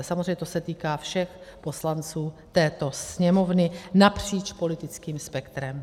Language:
Czech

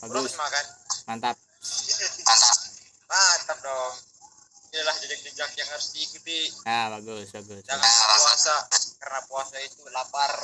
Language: Indonesian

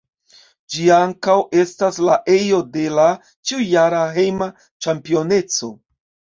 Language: Esperanto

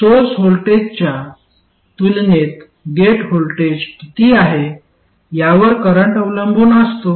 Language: Marathi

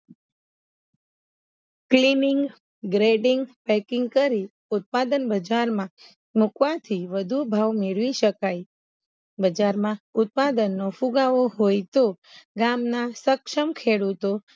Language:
Gujarati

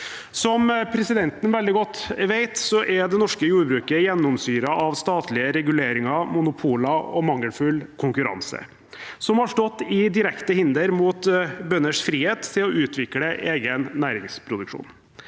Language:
Norwegian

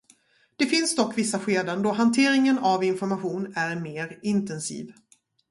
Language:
Swedish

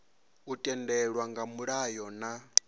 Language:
Venda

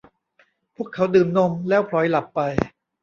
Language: Thai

